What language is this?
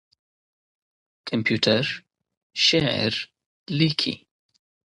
Pashto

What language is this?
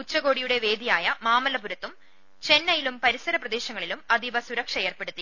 Malayalam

